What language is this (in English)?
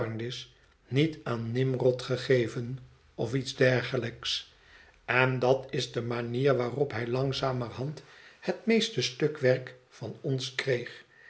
Dutch